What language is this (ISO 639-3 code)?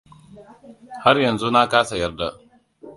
hau